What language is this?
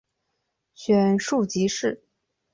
Chinese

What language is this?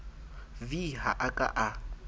Southern Sotho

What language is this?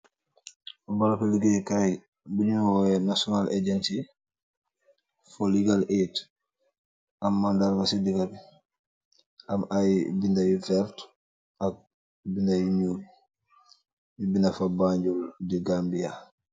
Wolof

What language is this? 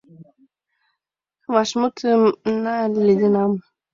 Mari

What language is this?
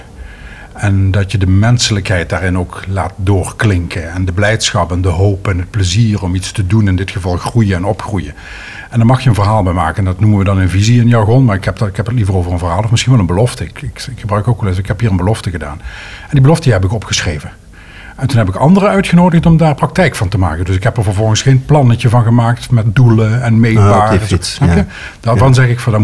Dutch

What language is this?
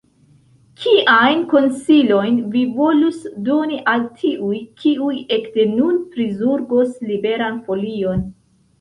Esperanto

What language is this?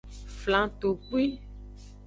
Aja (Benin)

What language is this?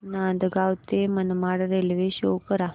Marathi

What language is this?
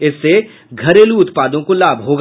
Hindi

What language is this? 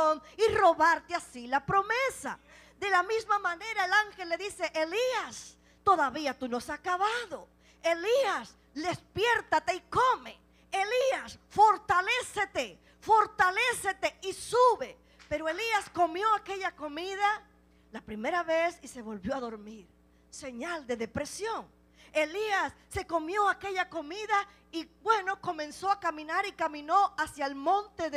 Spanish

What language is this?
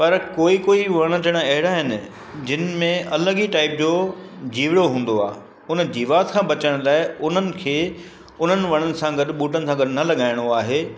Sindhi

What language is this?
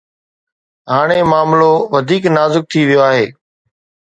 Sindhi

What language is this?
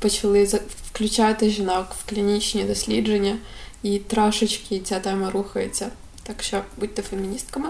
Ukrainian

